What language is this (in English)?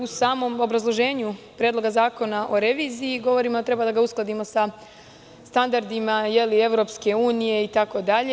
Serbian